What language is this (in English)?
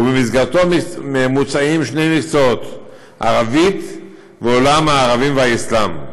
Hebrew